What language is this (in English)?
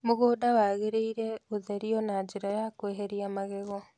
Kikuyu